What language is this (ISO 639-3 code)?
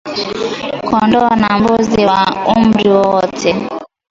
swa